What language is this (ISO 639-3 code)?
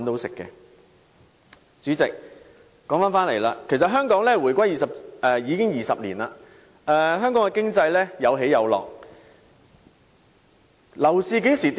yue